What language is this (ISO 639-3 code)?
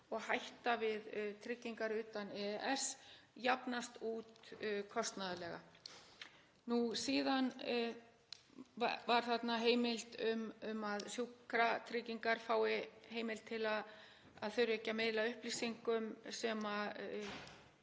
isl